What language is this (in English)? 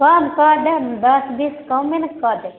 Maithili